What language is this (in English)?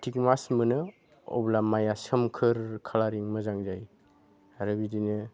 Bodo